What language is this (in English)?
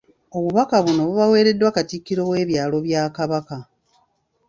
Ganda